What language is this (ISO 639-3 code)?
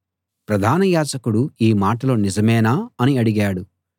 tel